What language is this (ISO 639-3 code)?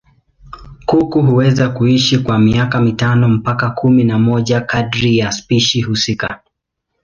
swa